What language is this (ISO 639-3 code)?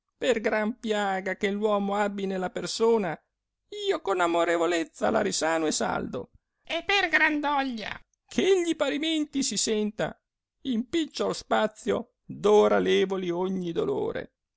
ita